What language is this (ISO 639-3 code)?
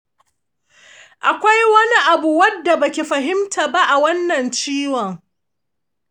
hau